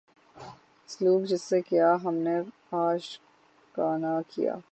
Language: Urdu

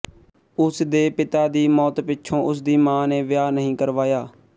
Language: Punjabi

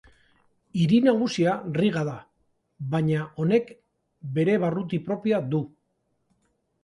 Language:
Basque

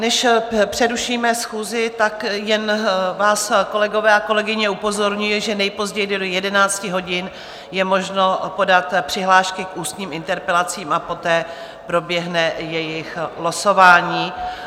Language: Czech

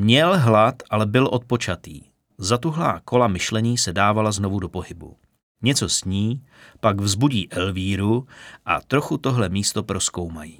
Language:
Czech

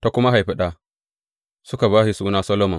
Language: Hausa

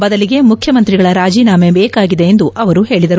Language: Kannada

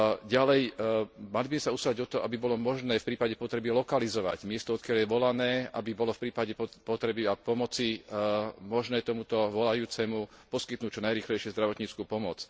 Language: Slovak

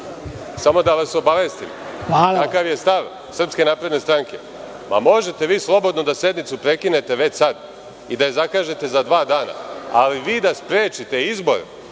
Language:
Serbian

